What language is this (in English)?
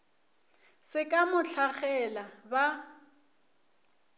Northern Sotho